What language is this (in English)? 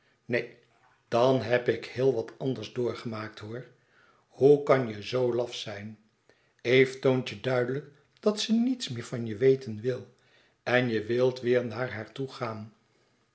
Dutch